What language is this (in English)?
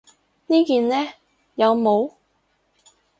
Cantonese